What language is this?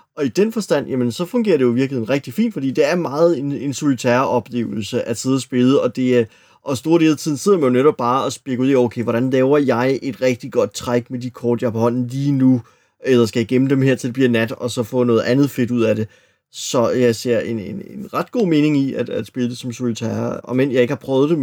Danish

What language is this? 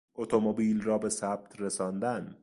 Persian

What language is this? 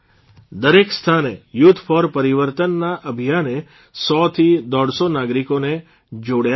Gujarati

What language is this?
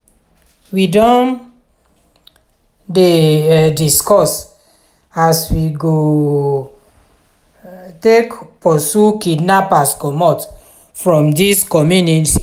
Nigerian Pidgin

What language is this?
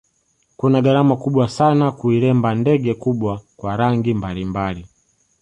Swahili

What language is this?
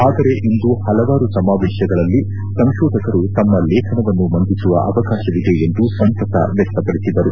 Kannada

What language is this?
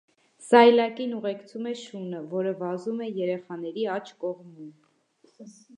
Armenian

